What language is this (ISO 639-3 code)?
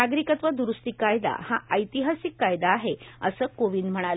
mar